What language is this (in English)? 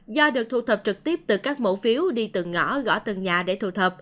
Vietnamese